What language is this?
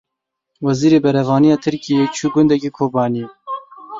Kurdish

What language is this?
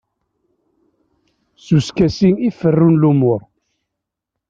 Kabyle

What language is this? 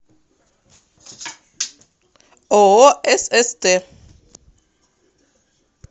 Russian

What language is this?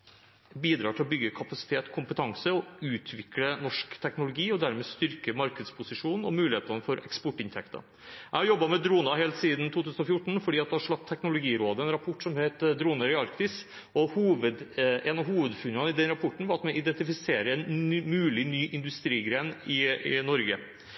Norwegian Bokmål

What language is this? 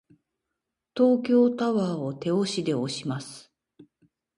Japanese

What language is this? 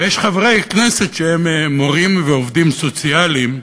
Hebrew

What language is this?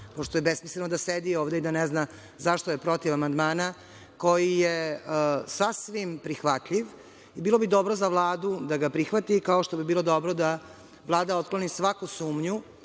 Serbian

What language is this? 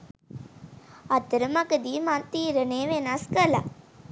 Sinhala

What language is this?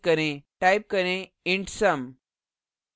Hindi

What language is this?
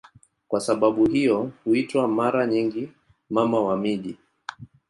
Swahili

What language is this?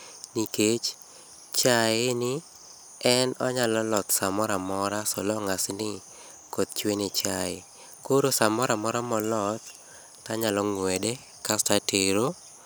Luo (Kenya and Tanzania)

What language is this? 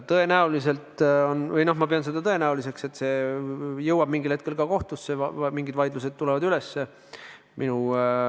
Estonian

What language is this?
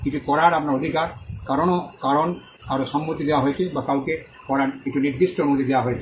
Bangla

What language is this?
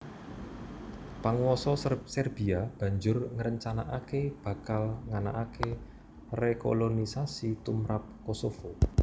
Javanese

